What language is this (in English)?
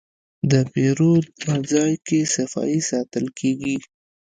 Pashto